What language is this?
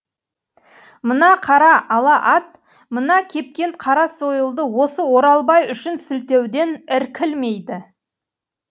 Kazakh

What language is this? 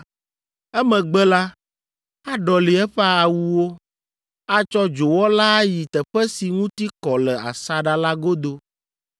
Ewe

